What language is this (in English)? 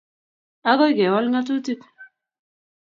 Kalenjin